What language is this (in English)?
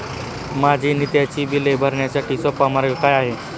Marathi